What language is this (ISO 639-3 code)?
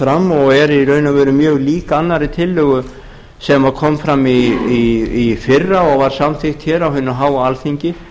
isl